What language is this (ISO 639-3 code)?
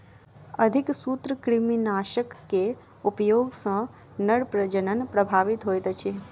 mai